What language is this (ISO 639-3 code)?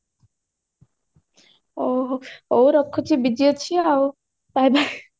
ori